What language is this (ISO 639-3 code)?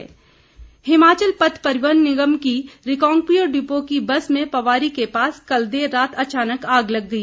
hin